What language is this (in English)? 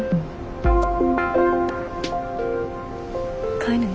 Japanese